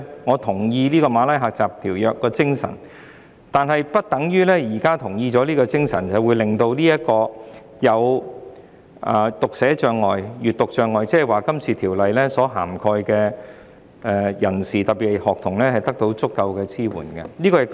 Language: Cantonese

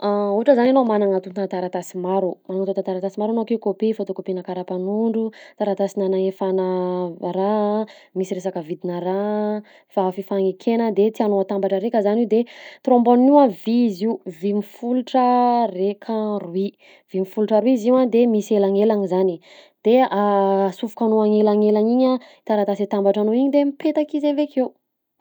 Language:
Southern Betsimisaraka Malagasy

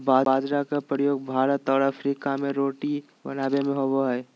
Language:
Magahi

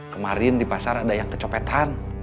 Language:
Indonesian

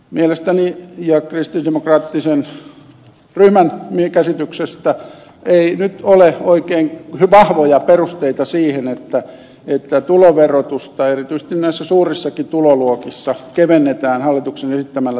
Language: Finnish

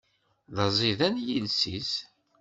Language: Kabyle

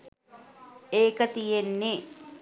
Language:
Sinhala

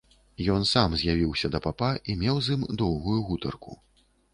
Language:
Belarusian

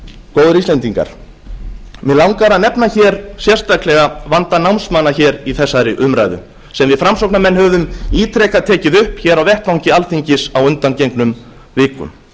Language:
Icelandic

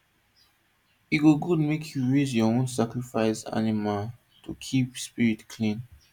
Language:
Nigerian Pidgin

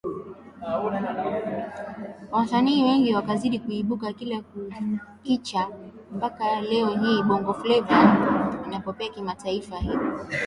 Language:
Swahili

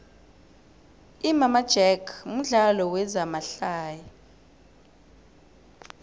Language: South Ndebele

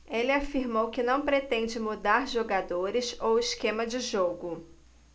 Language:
Portuguese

